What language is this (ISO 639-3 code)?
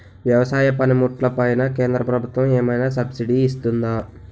tel